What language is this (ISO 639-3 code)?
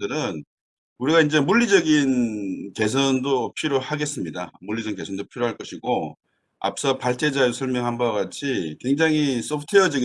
kor